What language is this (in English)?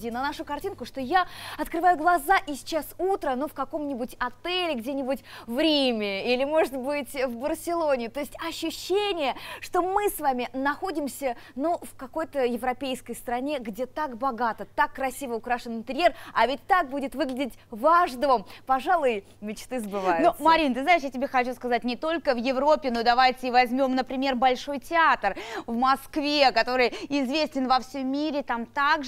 Russian